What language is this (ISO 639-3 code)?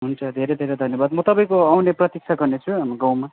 nep